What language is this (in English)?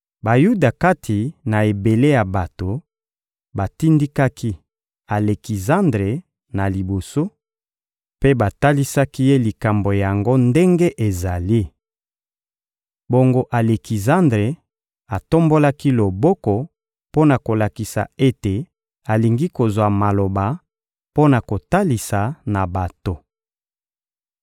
Lingala